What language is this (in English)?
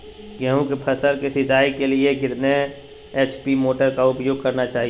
Magahi